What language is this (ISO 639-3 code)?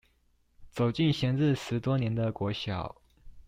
zho